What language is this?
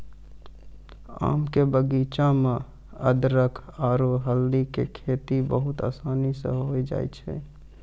Maithili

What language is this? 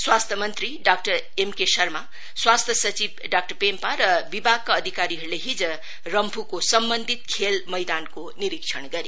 Nepali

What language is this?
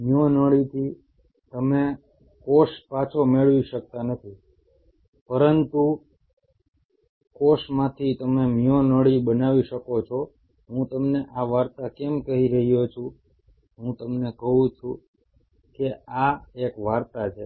Gujarati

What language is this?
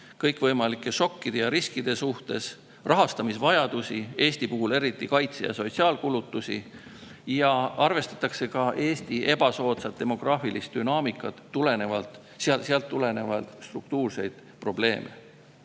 Estonian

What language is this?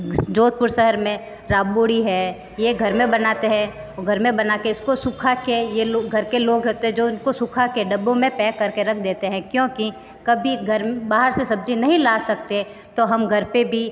Hindi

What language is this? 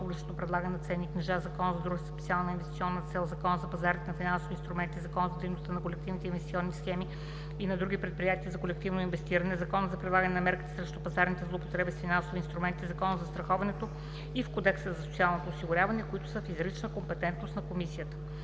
Bulgarian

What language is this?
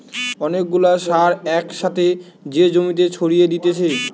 Bangla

